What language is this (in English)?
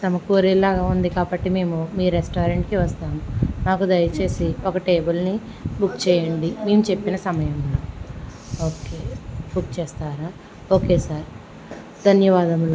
Telugu